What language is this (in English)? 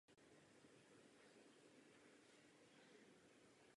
Czech